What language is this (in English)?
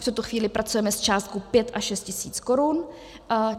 Czech